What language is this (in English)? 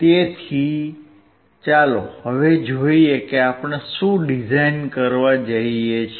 Gujarati